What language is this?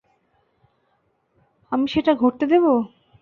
Bangla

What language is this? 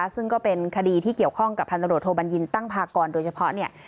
Thai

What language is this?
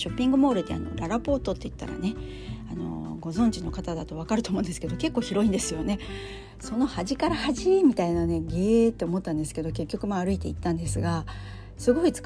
Japanese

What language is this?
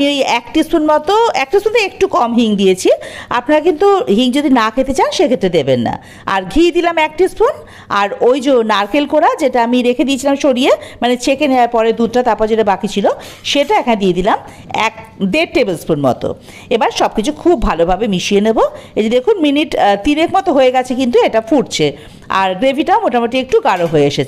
Bangla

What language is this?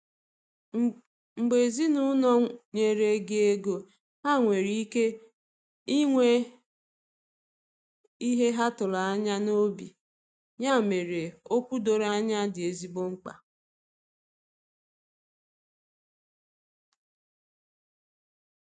Igbo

